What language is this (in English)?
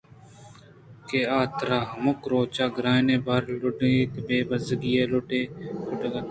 Eastern Balochi